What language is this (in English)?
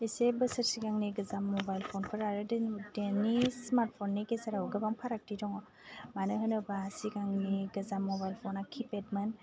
Bodo